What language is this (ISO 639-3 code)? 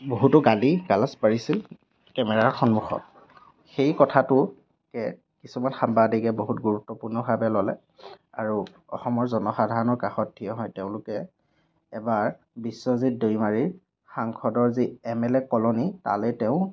asm